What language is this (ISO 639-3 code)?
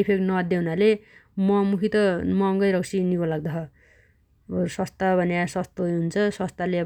dty